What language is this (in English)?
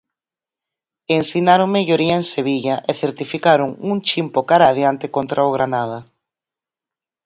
Galician